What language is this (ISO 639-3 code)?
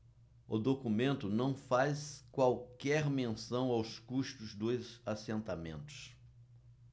por